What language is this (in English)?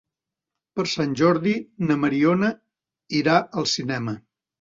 Catalan